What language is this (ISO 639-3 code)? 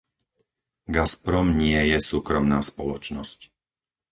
slk